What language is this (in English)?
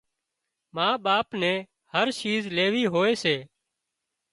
Wadiyara Koli